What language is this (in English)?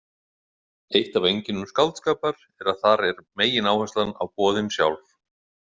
Icelandic